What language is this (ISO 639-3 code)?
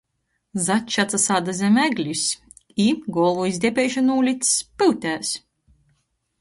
ltg